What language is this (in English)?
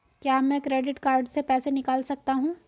Hindi